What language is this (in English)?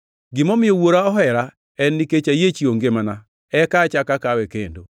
Luo (Kenya and Tanzania)